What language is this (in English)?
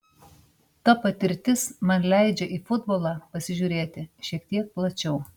Lithuanian